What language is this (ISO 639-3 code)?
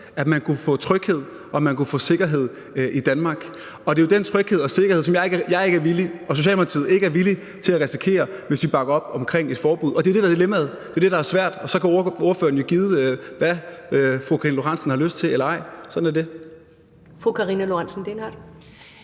dan